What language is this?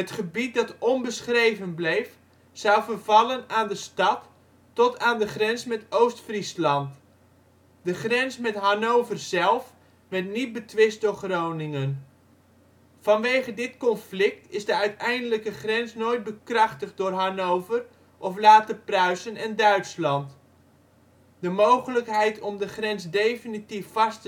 Dutch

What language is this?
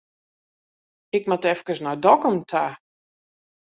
Western Frisian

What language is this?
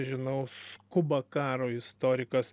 Lithuanian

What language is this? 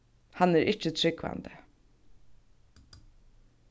Faroese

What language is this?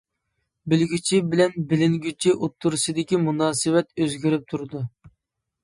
Uyghur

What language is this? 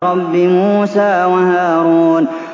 Arabic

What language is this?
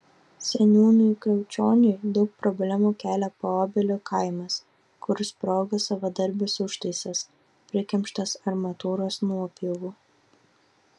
Lithuanian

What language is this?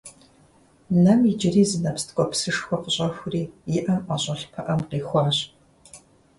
Kabardian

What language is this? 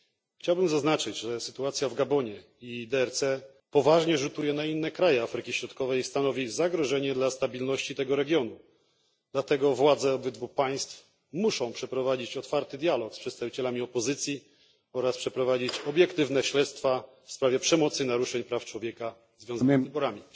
Polish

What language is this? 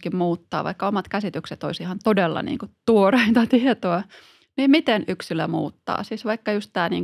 Finnish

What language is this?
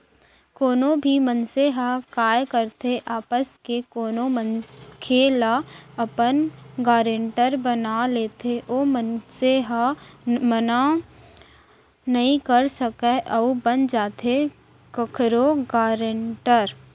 Chhattisgarhi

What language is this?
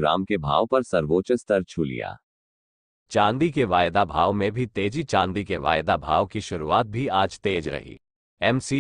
Hindi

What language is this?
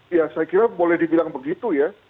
Indonesian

